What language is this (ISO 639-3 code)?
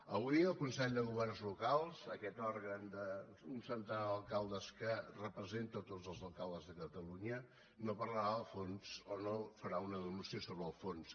cat